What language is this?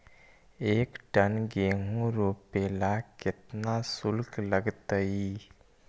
Magahi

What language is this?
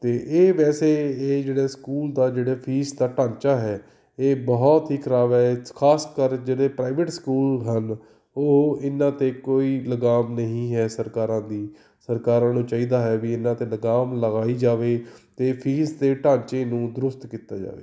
Punjabi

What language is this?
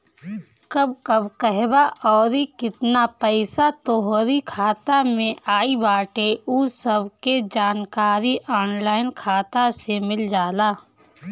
Bhojpuri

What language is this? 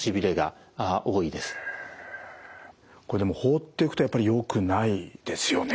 Japanese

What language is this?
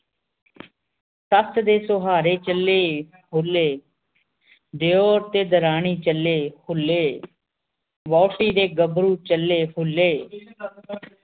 Punjabi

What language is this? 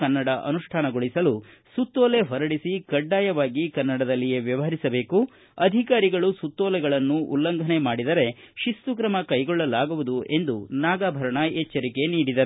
Kannada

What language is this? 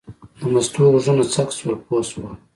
Pashto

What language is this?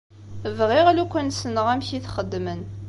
Kabyle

